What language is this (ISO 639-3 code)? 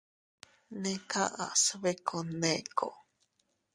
cut